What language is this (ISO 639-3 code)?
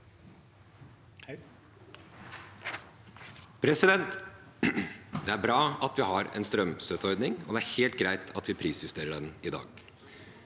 nor